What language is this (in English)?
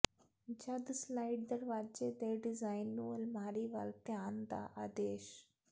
Punjabi